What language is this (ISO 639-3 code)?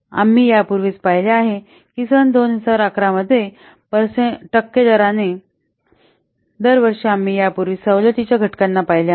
mar